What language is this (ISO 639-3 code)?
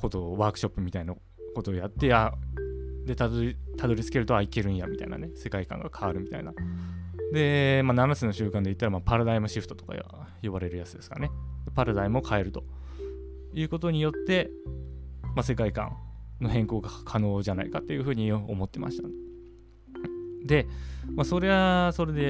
jpn